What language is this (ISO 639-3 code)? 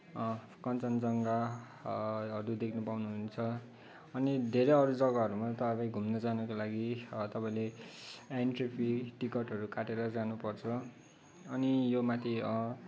nep